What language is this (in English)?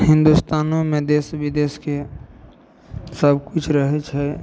Maithili